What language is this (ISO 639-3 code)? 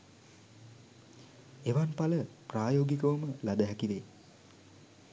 sin